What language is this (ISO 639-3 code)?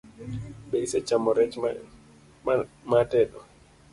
luo